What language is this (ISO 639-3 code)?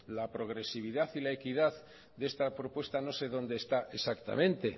spa